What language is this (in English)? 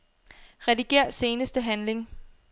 Danish